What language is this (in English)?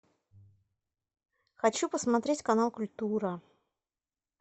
Russian